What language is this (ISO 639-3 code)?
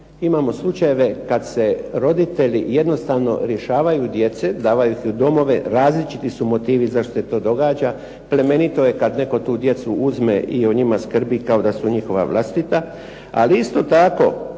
hrv